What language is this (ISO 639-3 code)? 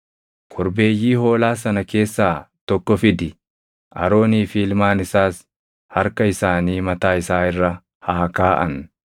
orm